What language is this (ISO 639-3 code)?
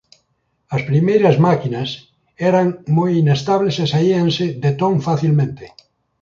glg